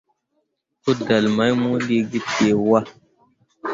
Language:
Mundang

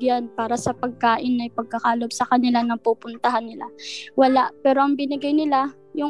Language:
Filipino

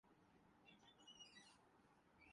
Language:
Urdu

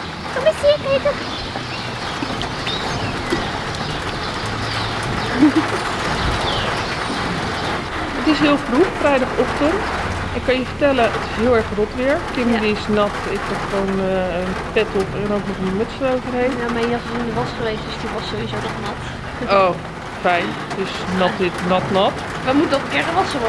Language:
Dutch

